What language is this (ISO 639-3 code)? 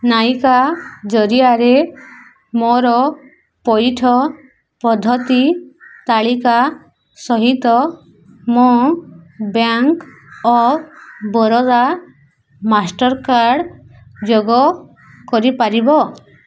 ori